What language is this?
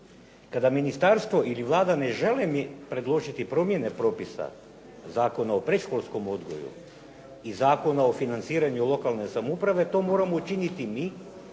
Croatian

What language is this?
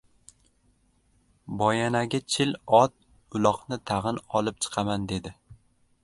Uzbek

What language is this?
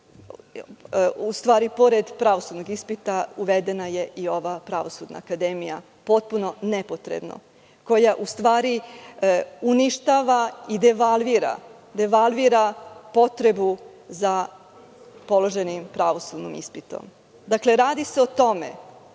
Serbian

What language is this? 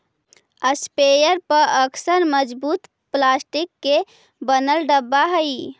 Magahi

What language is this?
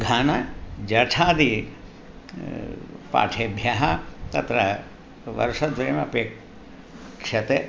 Sanskrit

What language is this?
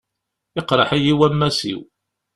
Kabyle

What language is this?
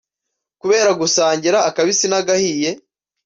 Kinyarwanda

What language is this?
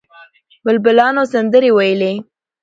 Pashto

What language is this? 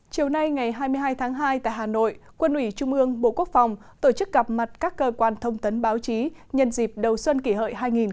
Vietnamese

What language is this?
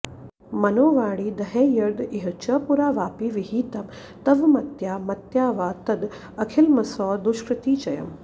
Sanskrit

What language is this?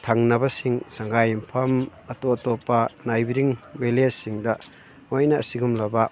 Manipuri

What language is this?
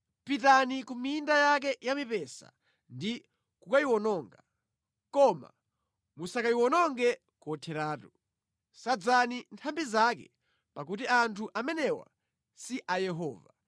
Nyanja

